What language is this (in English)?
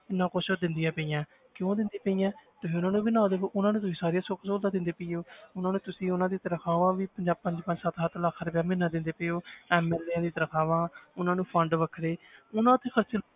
Punjabi